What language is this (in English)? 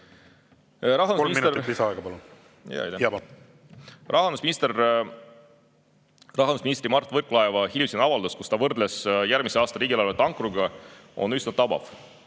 Estonian